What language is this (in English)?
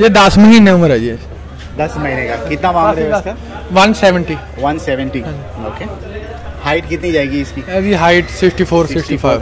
Hindi